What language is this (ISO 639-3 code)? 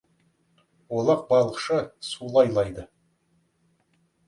kaz